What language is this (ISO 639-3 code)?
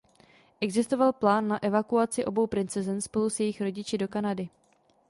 ces